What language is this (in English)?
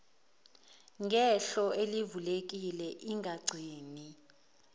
Zulu